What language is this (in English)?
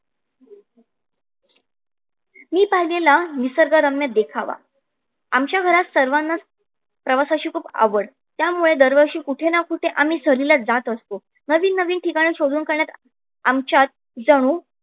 Marathi